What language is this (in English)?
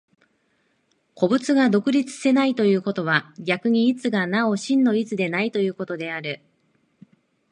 Japanese